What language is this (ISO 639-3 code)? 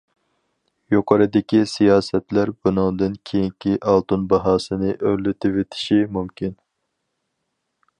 uig